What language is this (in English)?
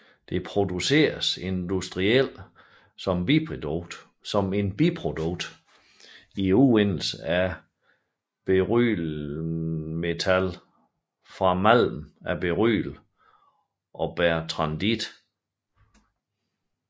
Danish